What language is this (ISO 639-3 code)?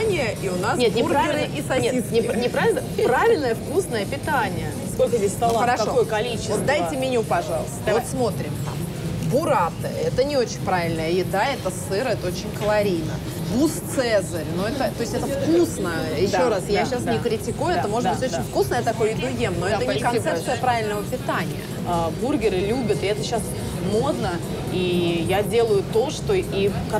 rus